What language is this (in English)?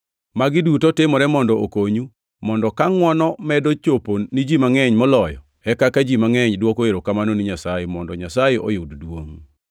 Luo (Kenya and Tanzania)